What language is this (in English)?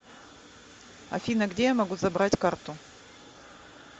Russian